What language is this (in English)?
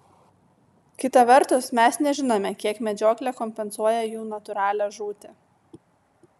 Lithuanian